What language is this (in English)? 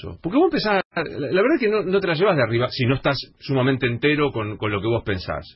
Spanish